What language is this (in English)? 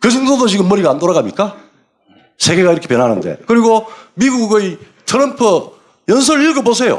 Korean